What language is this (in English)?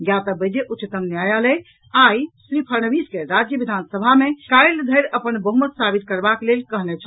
Maithili